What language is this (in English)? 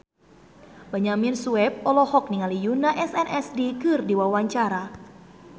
Sundanese